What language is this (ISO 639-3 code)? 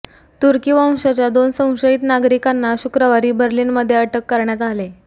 mar